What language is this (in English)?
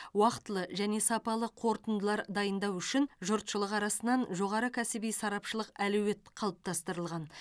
Kazakh